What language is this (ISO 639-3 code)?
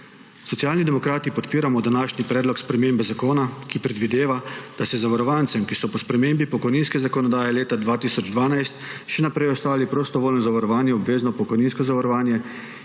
slv